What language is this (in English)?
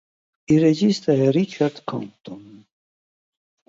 Italian